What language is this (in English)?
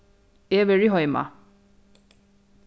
Faroese